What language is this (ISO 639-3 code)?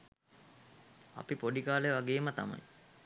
sin